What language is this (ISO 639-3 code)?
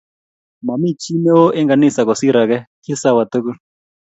kln